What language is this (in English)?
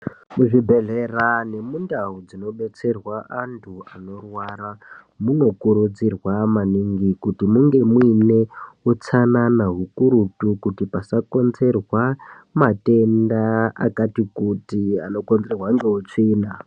Ndau